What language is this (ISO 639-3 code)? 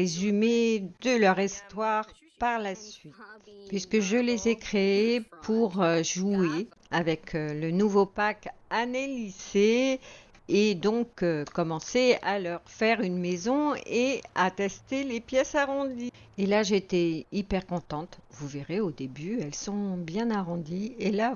fra